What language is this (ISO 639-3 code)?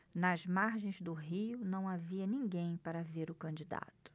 por